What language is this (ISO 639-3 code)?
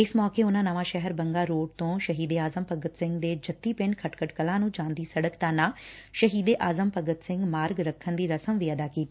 pan